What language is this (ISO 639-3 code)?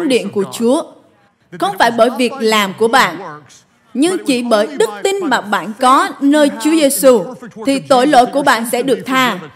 vie